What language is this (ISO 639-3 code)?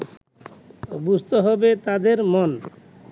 ben